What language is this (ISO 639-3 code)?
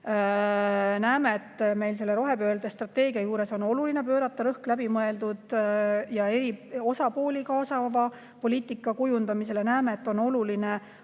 est